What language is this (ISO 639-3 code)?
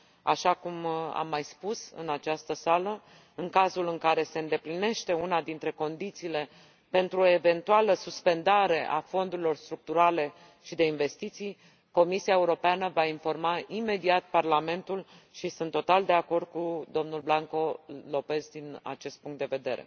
ron